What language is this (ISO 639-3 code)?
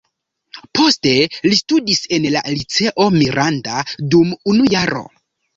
epo